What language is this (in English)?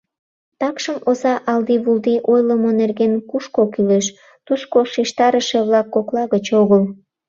Mari